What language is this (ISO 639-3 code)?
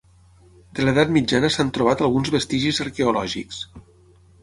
cat